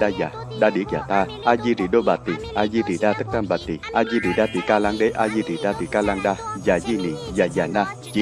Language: Vietnamese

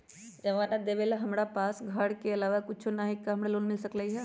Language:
Magahi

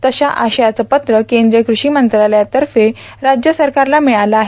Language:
Marathi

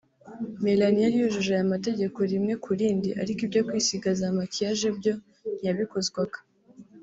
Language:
Kinyarwanda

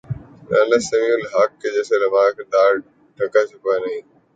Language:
Urdu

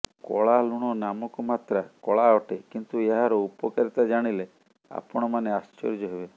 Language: Odia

